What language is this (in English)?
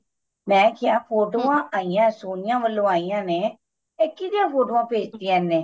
Punjabi